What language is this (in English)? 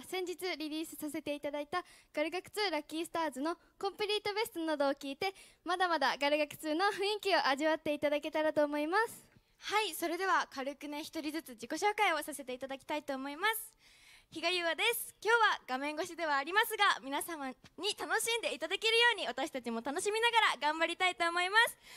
Japanese